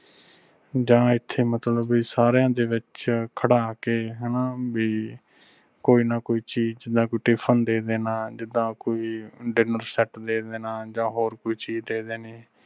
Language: Punjabi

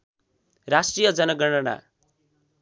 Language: Nepali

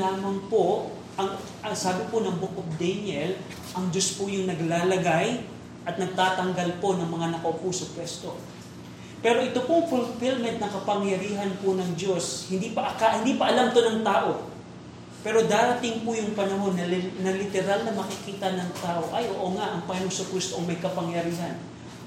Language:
Filipino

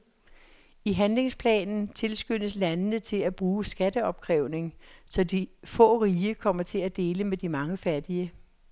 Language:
Danish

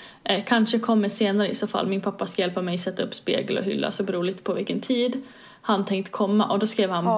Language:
Swedish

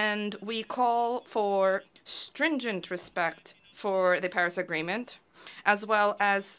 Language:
English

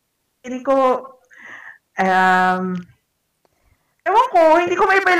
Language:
Filipino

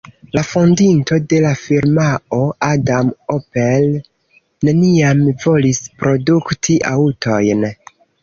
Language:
Esperanto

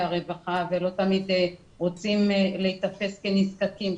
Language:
Hebrew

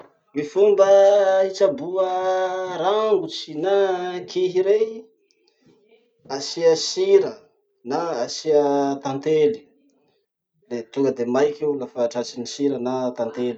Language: Masikoro Malagasy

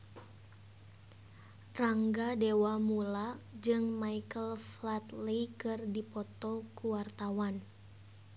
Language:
Sundanese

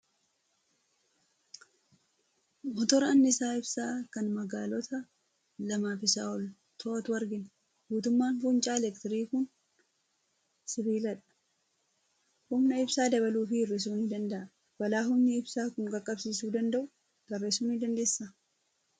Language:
Oromo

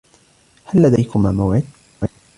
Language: Arabic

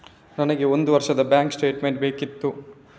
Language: Kannada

